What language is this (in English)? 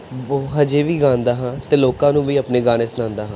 Punjabi